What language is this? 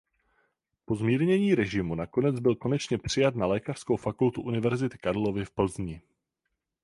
Czech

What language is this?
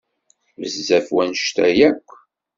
Kabyle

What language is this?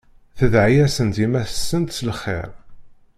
Kabyle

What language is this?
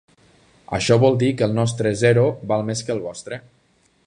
Catalan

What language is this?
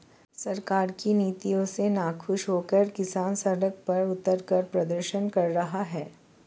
Hindi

